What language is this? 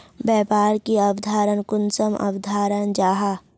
Magahi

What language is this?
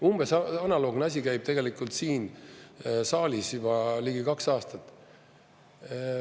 Estonian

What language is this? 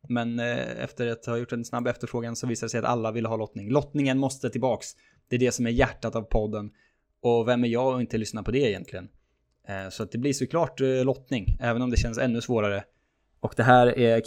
Swedish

